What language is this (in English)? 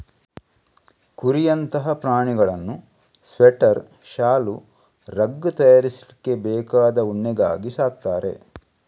Kannada